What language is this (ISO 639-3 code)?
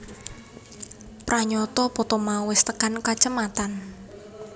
jav